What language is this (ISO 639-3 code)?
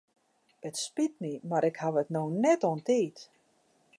fry